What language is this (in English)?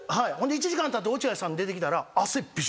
Japanese